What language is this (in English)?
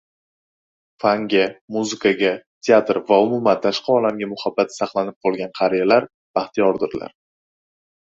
Uzbek